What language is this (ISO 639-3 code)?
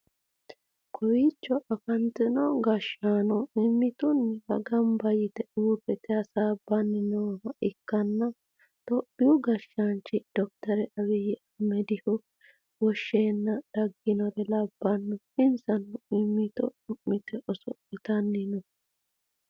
sid